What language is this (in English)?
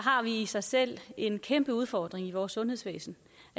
Danish